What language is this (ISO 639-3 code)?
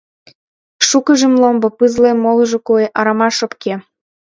chm